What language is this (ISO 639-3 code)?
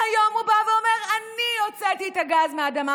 heb